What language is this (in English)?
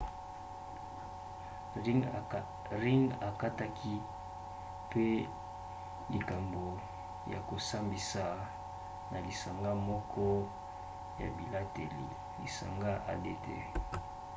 Lingala